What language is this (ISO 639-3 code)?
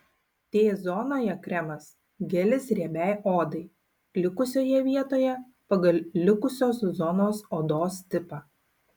lit